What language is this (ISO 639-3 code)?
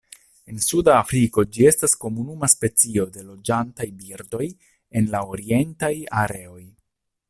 epo